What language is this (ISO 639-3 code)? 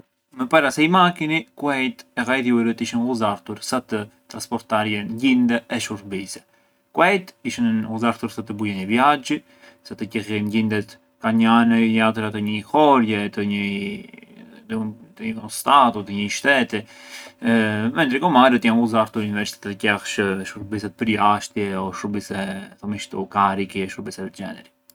aae